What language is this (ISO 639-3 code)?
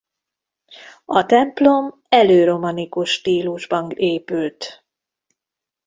hun